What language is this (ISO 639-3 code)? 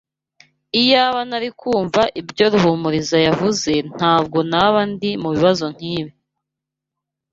kin